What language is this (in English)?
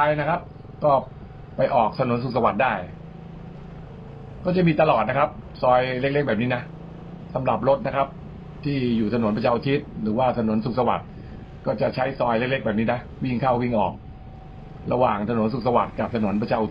Thai